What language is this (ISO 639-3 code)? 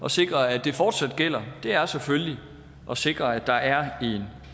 dan